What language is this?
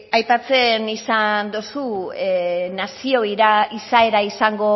Basque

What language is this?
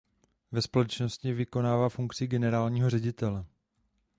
Czech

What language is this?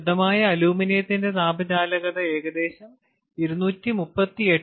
Malayalam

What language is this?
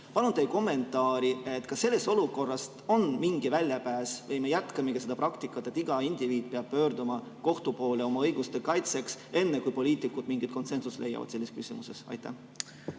Estonian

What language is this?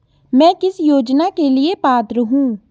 Hindi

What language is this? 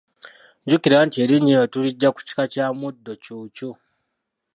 Ganda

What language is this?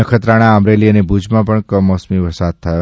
Gujarati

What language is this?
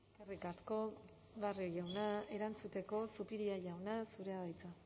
Basque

